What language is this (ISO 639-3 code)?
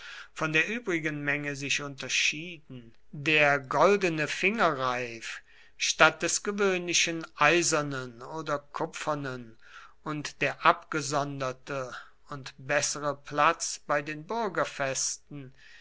deu